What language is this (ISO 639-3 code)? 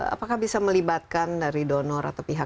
ind